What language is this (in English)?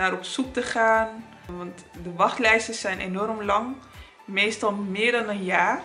Dutch